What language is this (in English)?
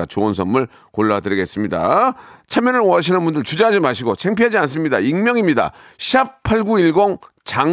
Korean